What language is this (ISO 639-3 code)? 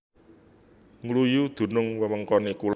jav